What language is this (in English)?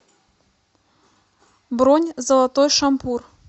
Russian